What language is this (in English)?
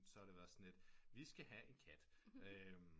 Danish